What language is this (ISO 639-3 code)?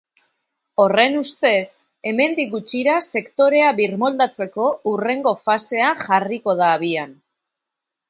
eus